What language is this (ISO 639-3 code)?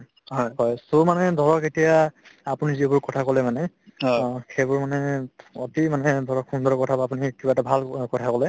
asm